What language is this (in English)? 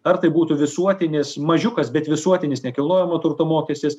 Lithuanian